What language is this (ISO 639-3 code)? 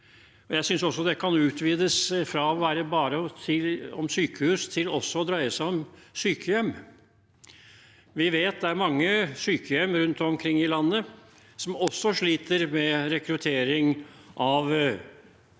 nor